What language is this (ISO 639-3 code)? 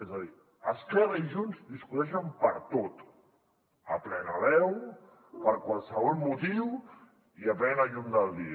cat